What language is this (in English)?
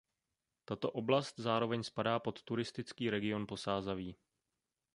Czech